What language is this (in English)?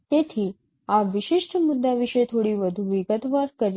Gujarati